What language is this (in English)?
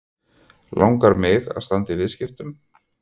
Icelandic